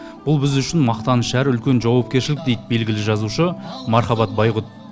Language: Kazakh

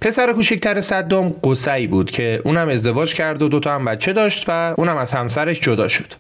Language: Persian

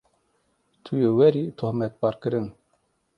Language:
Kurdish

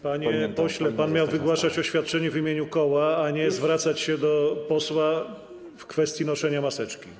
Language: Polish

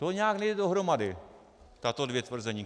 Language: Czech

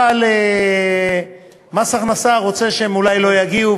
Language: Hebrew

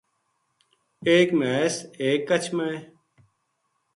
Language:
Gujari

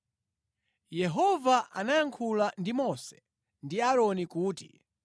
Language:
Nyanja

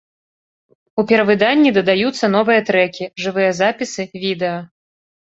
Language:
Belarusian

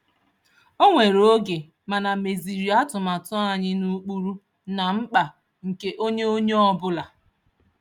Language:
Igbo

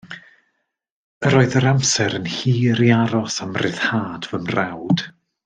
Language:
Welsh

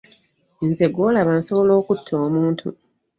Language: Ganda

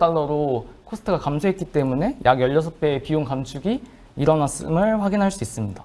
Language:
Korean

